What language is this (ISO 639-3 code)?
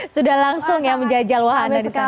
ind